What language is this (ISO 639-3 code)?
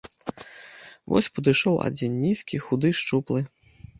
bel